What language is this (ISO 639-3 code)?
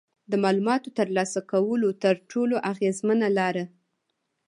pus